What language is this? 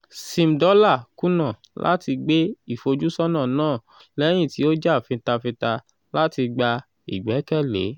Yoruba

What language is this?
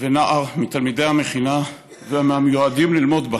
Hebrew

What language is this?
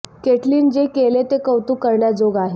Marathi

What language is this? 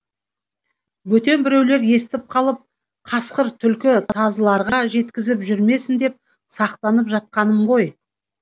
Kazakh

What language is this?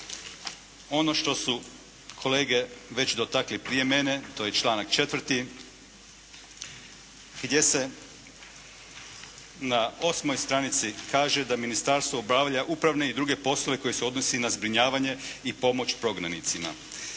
Croatian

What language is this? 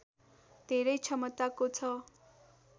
Nepali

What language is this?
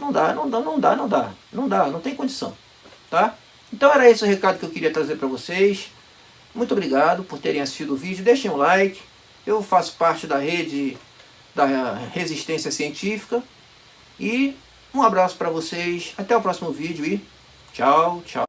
Portuguese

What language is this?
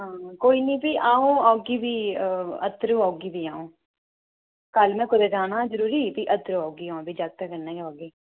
Dogri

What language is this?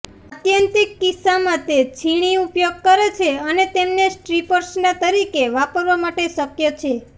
Gujarati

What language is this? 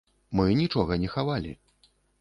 Belarusian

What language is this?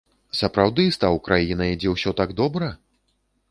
Belarusian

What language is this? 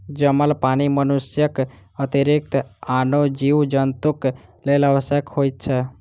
Maithili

